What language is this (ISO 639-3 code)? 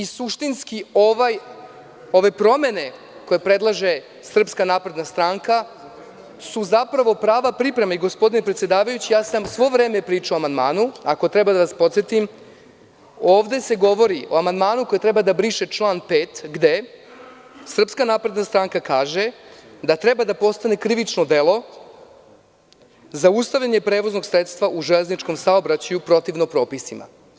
srp